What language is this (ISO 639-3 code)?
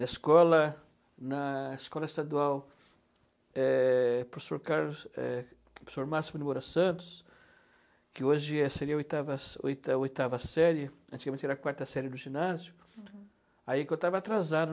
por